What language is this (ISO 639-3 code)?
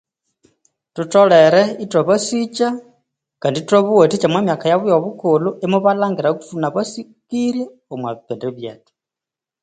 koo